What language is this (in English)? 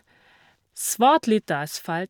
Norwegian